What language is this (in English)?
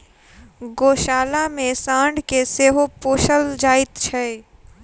Maithili